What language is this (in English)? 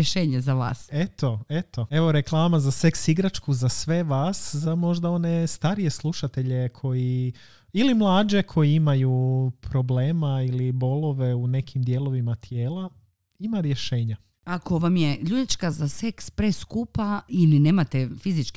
Croatian